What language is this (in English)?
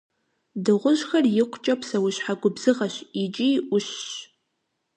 Kabardian